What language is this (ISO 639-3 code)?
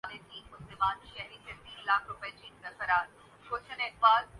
urd